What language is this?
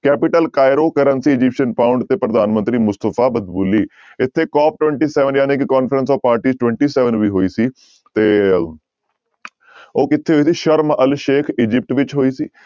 Punjabi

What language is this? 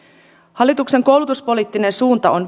Finnish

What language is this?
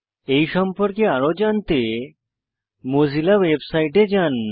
Bangla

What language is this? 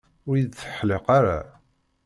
Kabyle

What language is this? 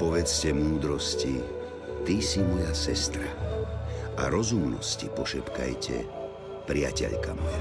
Slovak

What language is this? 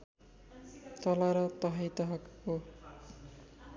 Nepali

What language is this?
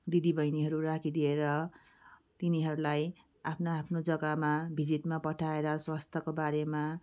Nepali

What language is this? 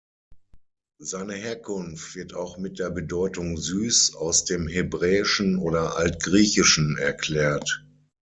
German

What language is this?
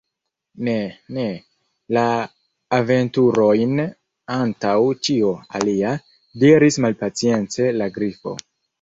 Esperanto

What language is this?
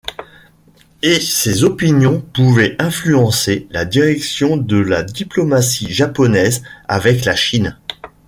French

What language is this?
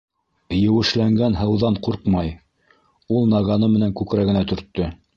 Bashkir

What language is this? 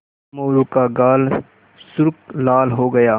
Hindi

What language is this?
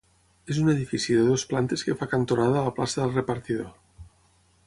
Catalan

